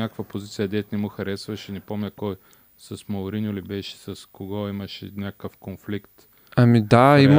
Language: Bulgarian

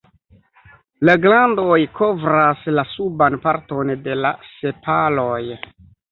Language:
Esperanto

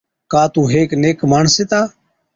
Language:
Od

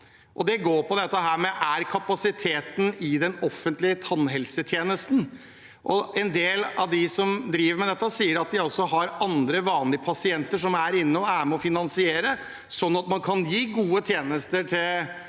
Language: Norwegian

